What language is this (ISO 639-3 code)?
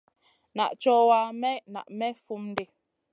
mcn